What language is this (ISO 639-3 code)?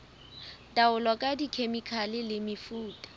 sot